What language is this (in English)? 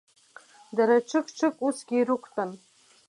Abkhazian